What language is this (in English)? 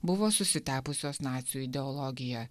Lithuanian